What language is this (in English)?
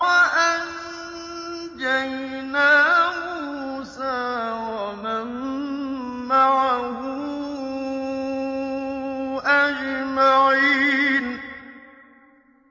Arabic